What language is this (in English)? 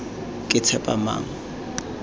Tswana